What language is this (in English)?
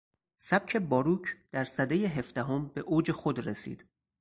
Persian